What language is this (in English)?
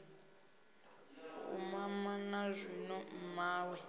Venda